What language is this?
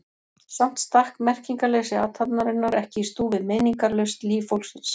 Icelandic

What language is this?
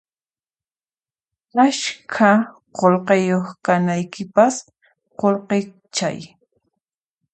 Puno Quechua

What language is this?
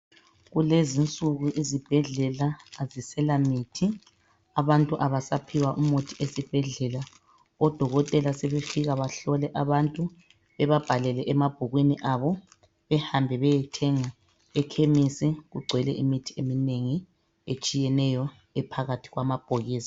North Ndebele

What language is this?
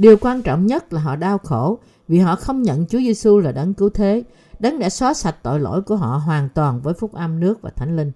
Vietnamese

